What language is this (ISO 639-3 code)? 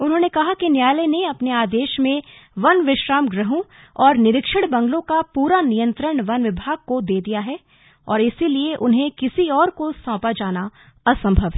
hin